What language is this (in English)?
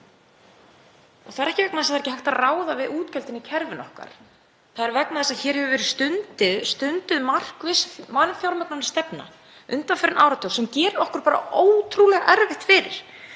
Icelandic